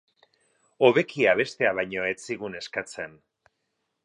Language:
Basque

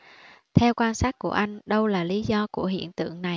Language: Vietnamese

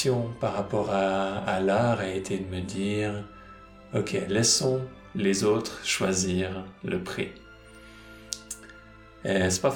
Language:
French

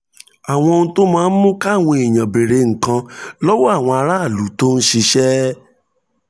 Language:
Yoruba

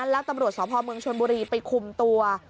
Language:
Thai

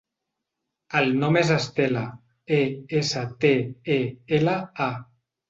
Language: Catalan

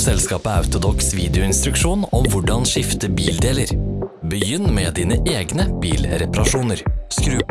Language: Norwegian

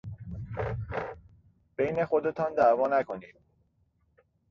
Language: Persian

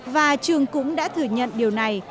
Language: Vietnamese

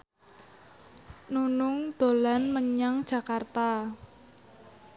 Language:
Javanese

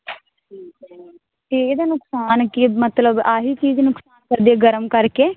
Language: Punjabi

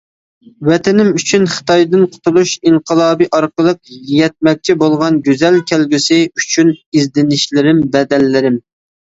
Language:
Uyghur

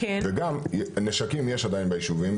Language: Hebrew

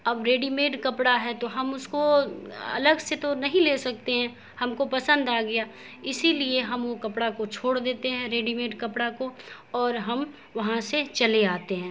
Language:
Urdu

